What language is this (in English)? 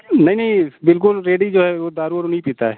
Hindi